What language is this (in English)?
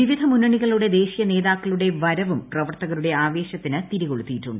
Malayalam